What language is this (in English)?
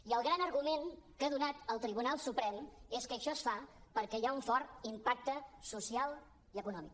Catalan